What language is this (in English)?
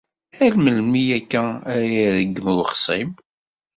Kabyle